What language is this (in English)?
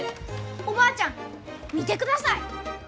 Japanese